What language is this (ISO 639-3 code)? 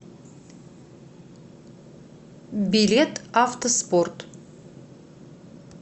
rus